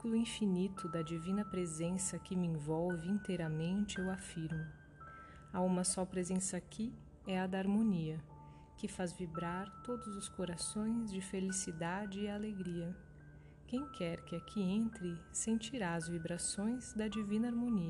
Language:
Portuguese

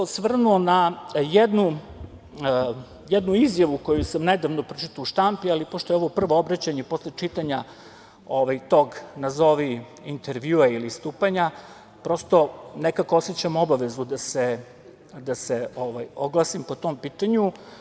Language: Serbian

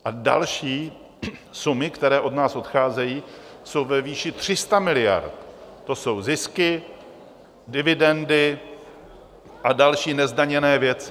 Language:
Czech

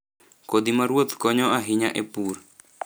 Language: Luo (Kenya and Tanzania)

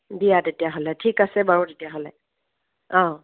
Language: Assamese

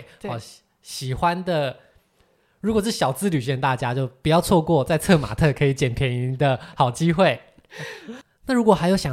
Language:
Chinese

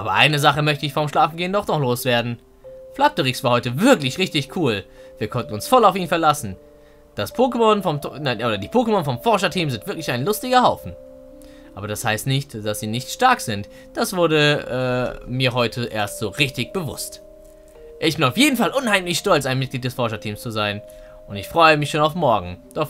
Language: German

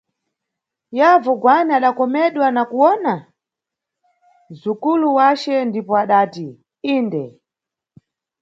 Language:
Nyungwe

